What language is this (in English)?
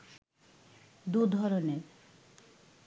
Bangla